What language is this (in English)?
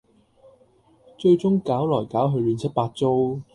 Cantonese